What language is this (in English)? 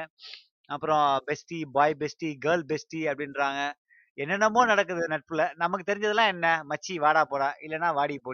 Tamil